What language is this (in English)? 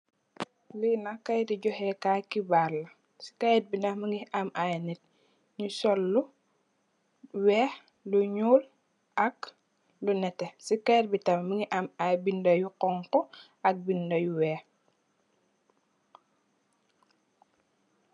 Wolof